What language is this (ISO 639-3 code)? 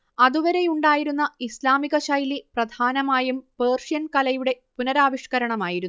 mal